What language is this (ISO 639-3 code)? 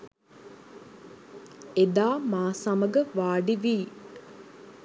sin